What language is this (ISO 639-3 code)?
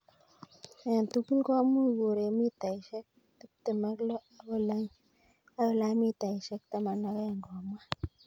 kln